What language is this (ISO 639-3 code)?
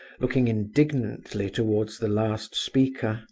eng